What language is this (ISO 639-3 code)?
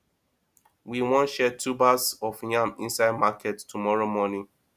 pcm